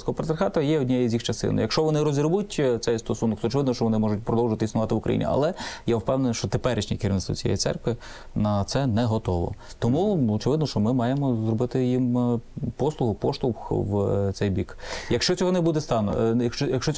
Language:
Ukrainian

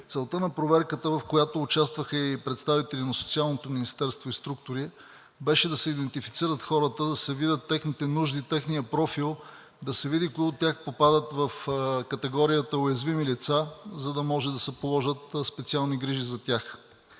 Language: Bulgarian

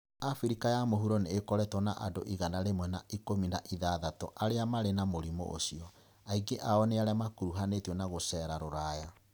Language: Kikuyu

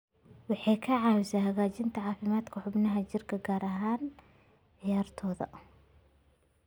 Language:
Somali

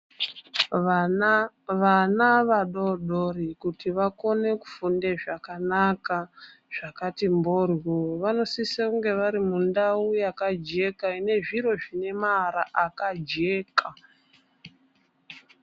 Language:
Ndau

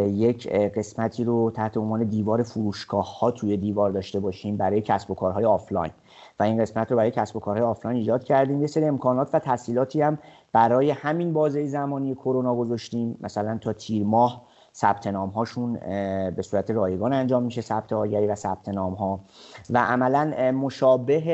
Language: Persian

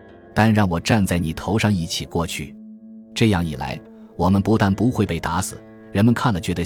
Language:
Chinese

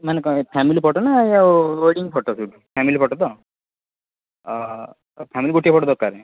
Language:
Odia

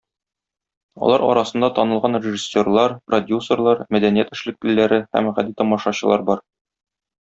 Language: Tatar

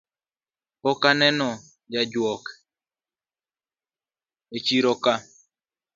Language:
Luo (Kenya and Tanzania)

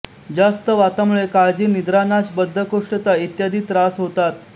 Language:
Marathi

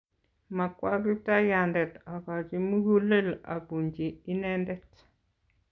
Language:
Kalenjin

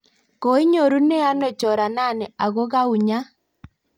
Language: Kalenjin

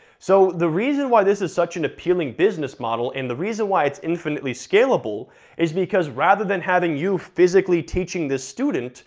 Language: English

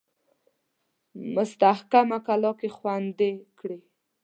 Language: Pashto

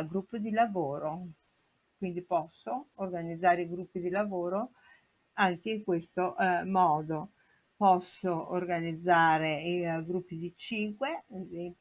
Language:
Italian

